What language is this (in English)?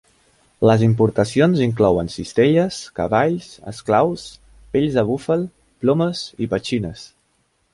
Catalan